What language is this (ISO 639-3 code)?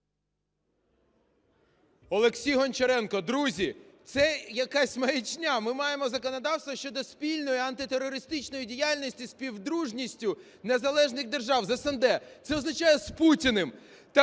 ukr